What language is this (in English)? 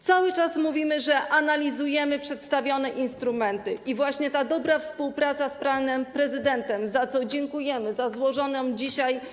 Polish